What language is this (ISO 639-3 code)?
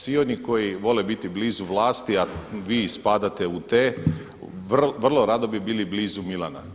hrv